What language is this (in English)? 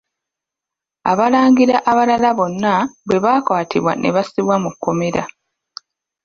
Ganda